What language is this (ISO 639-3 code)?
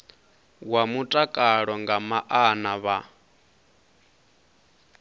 ven